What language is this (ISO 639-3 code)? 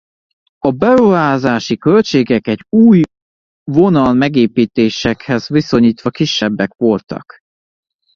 hun